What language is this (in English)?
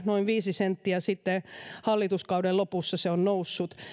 Finnish